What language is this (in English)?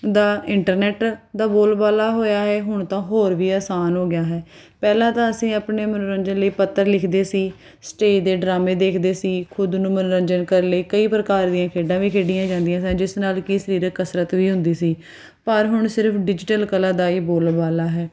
Punjabi